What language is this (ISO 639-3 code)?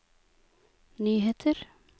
nor